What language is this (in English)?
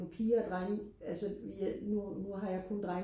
Danish